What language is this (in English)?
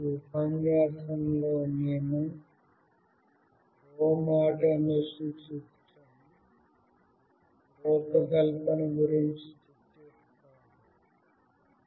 Telugu